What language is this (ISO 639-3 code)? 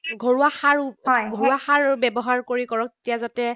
asm